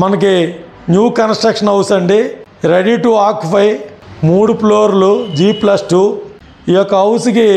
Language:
Hindi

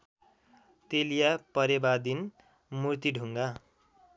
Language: Nepali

